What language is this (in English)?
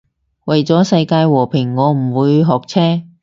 Cantonese